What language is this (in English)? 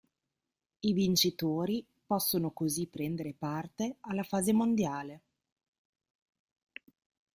Italian